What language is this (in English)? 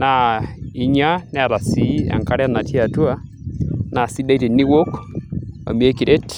Masai